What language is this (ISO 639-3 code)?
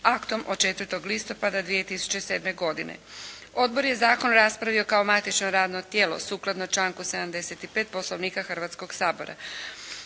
hrv